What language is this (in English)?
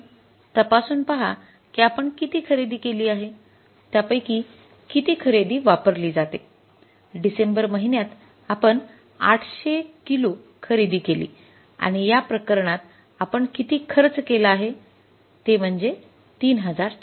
Marathi